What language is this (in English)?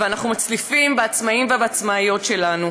Hebrew